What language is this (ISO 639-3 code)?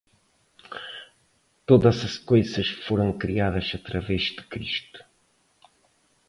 por